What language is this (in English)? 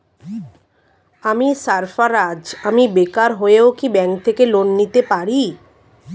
Bangla